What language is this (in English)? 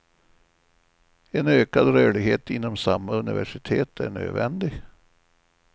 Swedish